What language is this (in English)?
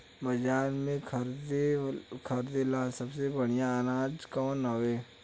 Bhojpuri